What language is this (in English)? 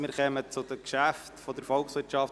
Swiss German